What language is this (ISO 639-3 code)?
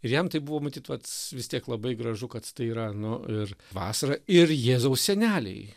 lit